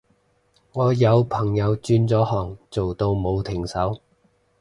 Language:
Cantonese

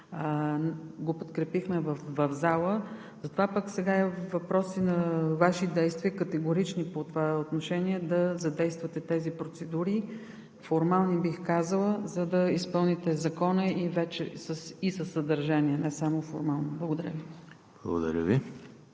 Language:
Bulgarian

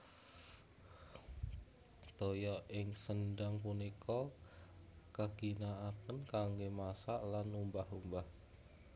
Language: Javanese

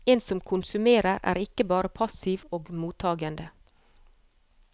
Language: Norwegian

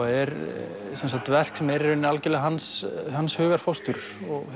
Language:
Icelandic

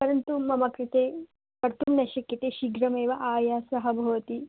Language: Sanskrit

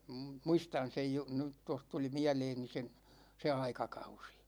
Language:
Finnish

